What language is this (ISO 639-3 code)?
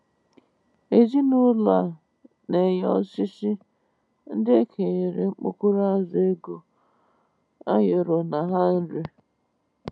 ibo